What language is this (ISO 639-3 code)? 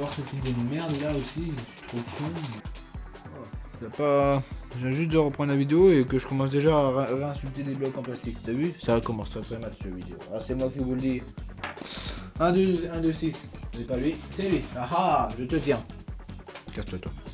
fra